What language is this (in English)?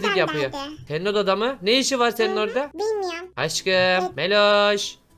Turkish